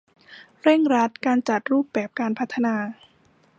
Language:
Thai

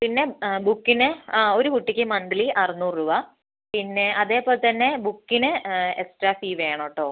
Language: Malayalam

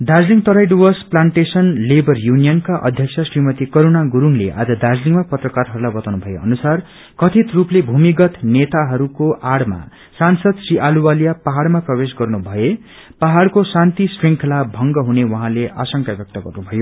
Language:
Nepali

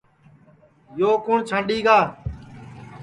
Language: Sansi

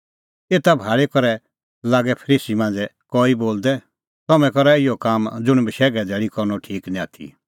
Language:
Kullu Pahari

